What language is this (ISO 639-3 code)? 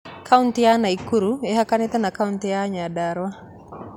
kik